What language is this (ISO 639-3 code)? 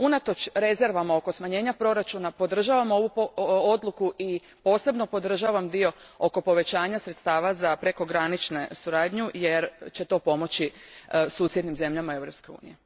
hrv